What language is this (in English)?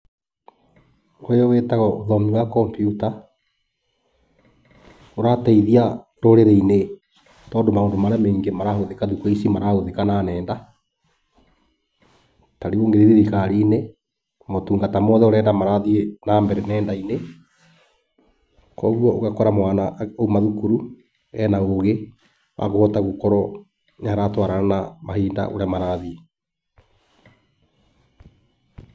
Kikuyu